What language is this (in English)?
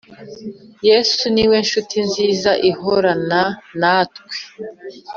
Kinyarwanda